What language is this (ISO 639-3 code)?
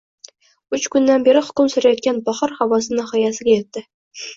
uzb